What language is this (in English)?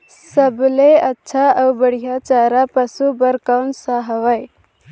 Chhattisgarhi